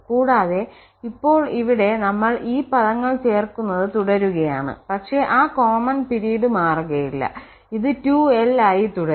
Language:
Malayalam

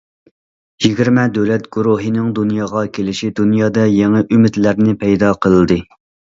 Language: Uyghur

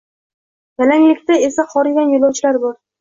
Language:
Uzbek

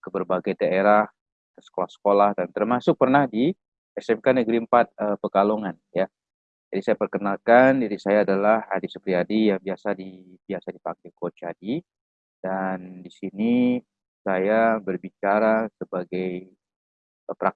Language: Indonesian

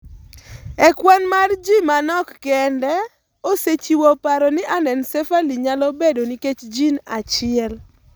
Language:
Luo (Kenya and Tanzania)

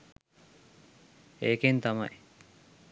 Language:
Sinhala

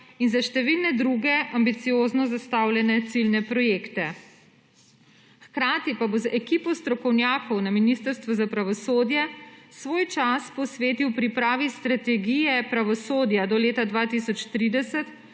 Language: Slovenian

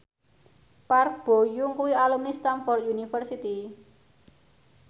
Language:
Javanese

